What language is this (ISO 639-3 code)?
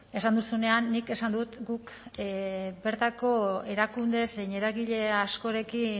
eus